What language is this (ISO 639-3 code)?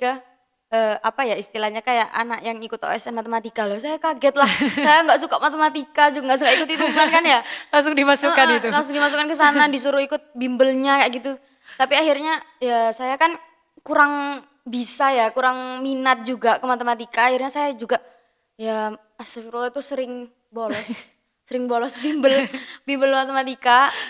ind